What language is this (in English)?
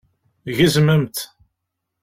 Kabyle